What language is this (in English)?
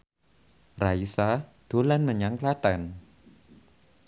Javanese